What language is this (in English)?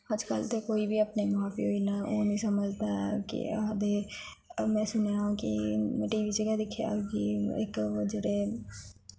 Dogri